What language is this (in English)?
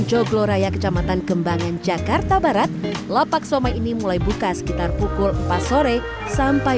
Indonesian